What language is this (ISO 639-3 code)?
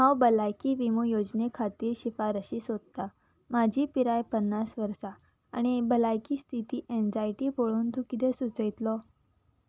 kok